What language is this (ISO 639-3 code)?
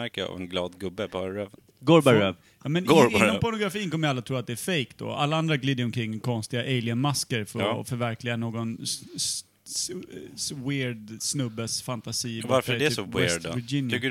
swe